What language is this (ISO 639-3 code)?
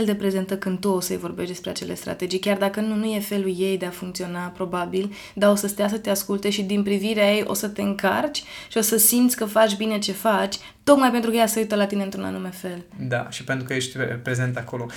ron